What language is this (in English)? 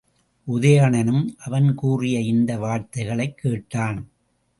Tamil